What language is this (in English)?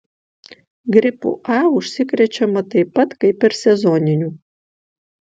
Lithuanian